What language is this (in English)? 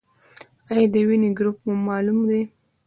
Pashto